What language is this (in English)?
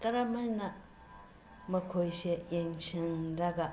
Manipuri